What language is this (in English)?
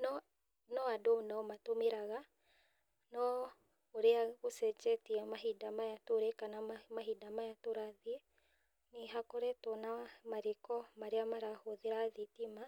Kikuyu